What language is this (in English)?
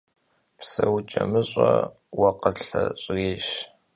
Kabardian